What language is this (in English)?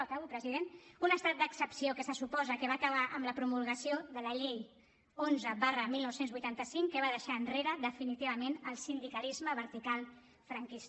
Catalan